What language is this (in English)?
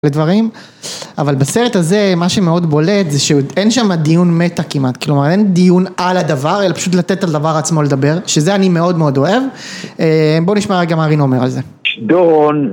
Hebrew